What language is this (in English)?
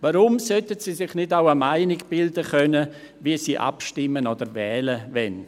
Swiss German